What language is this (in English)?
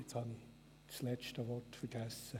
Swiss German